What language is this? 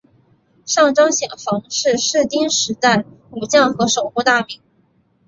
Chinese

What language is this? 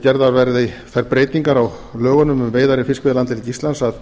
Icelandic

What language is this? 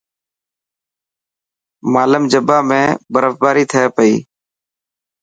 Dhatki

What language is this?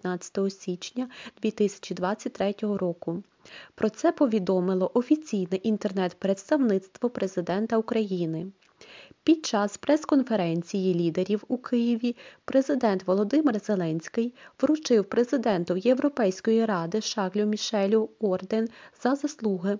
Ukrainian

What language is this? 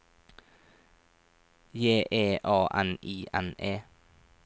Norwegian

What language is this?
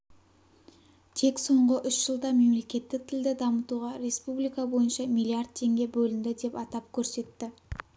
Kazakh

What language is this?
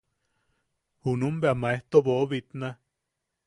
Yaqui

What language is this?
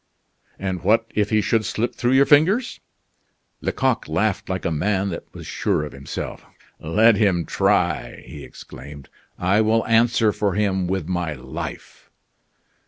English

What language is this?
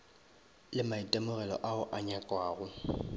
Northern Sotho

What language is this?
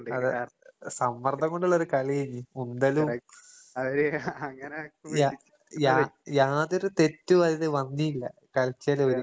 Malayalam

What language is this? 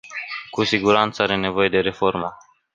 Romanian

